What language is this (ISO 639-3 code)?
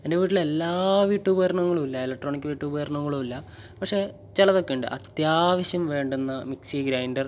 mal